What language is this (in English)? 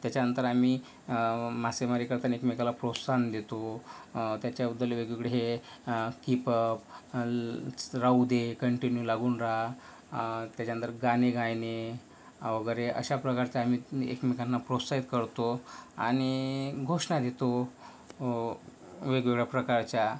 Marathi